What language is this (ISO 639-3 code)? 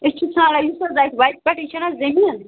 kas